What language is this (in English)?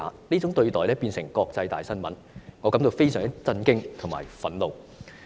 Cantonese